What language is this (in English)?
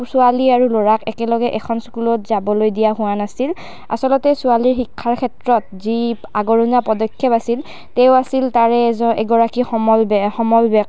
Assamese